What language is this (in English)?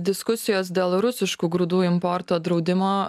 Lithuanian